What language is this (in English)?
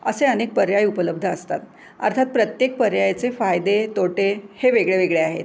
Marathi